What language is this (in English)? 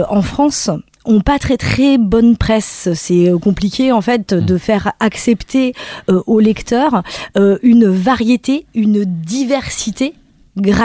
French